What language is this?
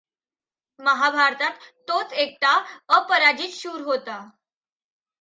Marathi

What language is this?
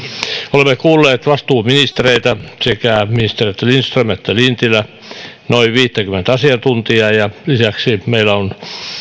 Finnish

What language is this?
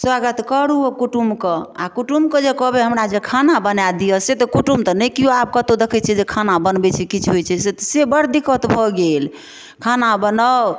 Maithili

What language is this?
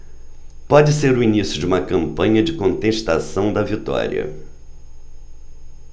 Portuguese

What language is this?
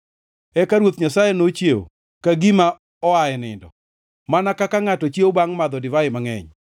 Luo (Kenya and Tanzania)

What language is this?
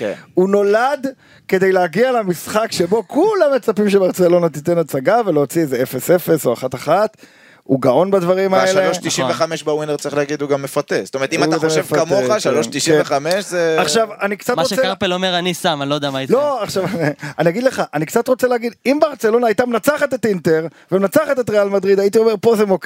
Hebrew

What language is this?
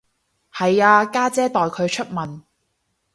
Cantonese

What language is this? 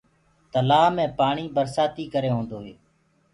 Gurgula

